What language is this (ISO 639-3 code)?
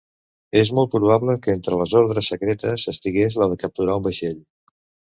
cat